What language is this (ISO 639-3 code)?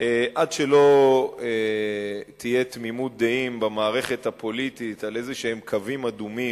heb